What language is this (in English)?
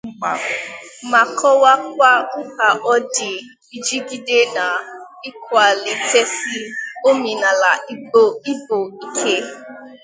Igbo